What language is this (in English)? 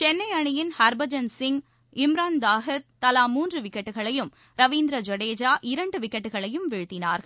Tamil